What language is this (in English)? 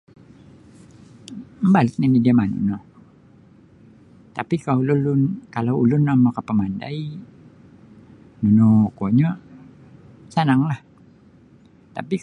Sabah Bisaya